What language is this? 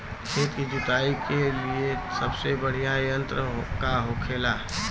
Bhojpuri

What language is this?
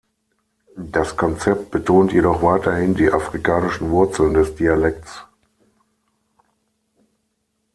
German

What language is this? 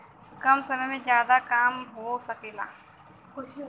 Bhojpuri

